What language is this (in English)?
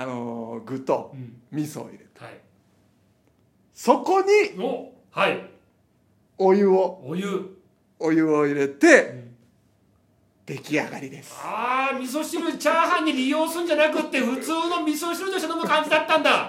Japanese